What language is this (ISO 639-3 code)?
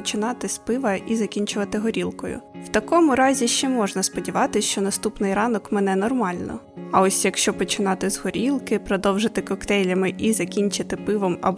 ukr